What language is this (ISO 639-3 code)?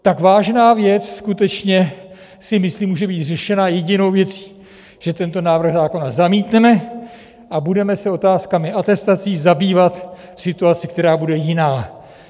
ces